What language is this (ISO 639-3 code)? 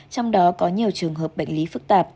vie